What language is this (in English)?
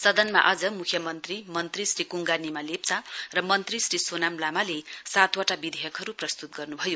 Nepali